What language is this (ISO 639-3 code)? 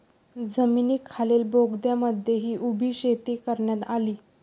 mar